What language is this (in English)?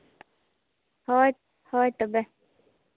Santali